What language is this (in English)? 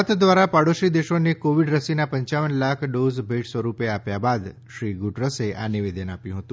Gujarati